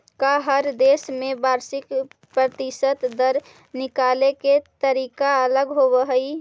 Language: Magahi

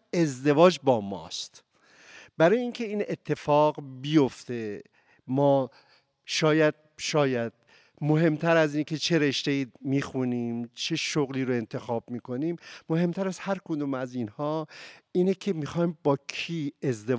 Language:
Persian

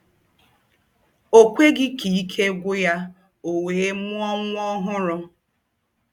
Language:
Igbo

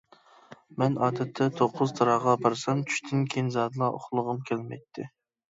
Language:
Uyghur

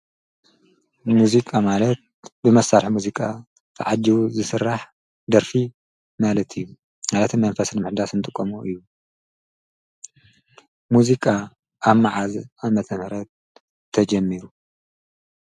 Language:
Tigrinya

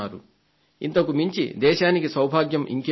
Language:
Telugu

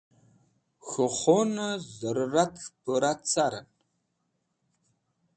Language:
Wakhi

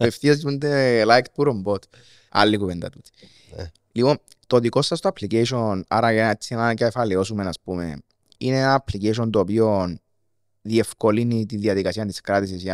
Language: Greek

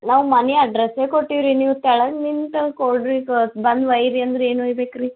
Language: Kannada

